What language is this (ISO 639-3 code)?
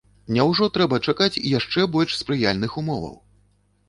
bel